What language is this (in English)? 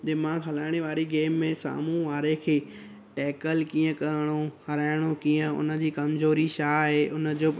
Sindhi